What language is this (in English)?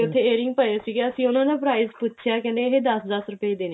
Punjabi